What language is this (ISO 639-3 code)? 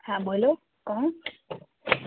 guj